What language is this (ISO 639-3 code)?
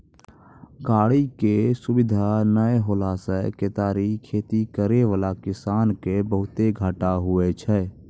mai